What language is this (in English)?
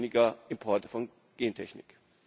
German